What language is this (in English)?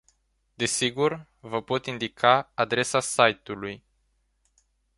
Romanian